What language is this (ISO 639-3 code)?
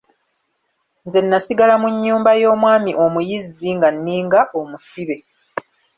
lug